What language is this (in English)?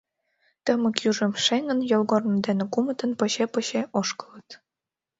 Mari